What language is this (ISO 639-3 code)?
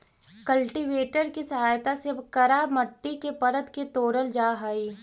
mag